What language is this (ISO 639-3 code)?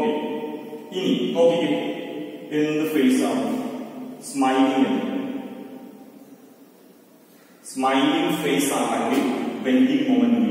ron